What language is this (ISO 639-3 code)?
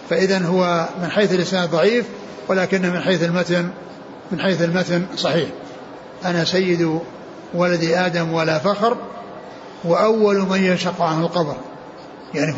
ara